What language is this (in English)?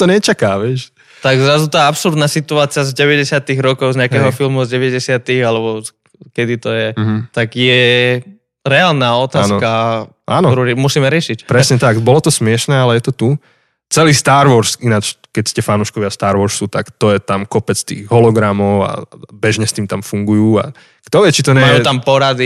Slovak